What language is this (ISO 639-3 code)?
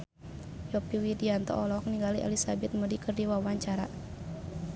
sun